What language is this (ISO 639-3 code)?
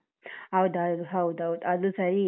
kan